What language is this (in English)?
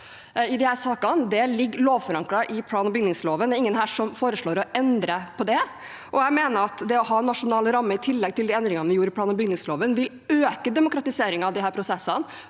Norwegian